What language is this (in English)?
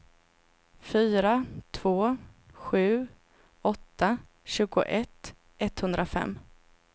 Swedish